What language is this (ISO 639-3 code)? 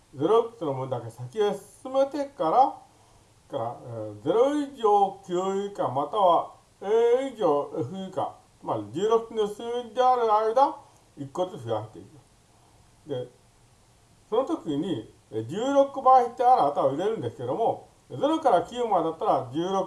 jpn